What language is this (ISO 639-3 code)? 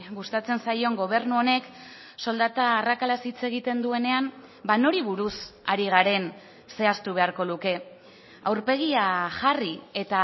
eus